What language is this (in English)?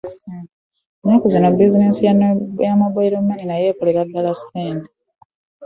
Ganda